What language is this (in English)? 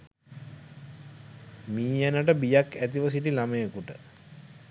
Sinhala